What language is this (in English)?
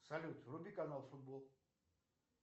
Russian